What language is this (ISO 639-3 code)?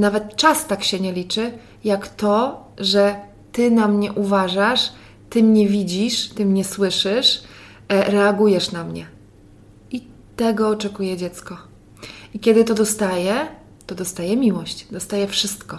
pol